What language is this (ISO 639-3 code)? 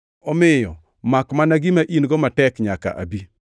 luo